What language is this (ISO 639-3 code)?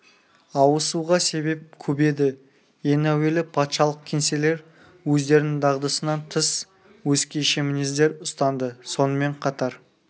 kaz